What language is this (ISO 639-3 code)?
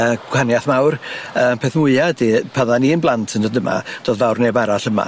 cym